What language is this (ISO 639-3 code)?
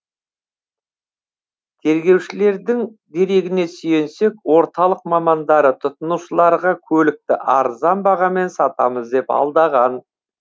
kaz